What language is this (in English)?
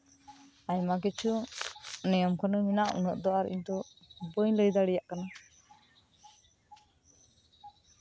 Santali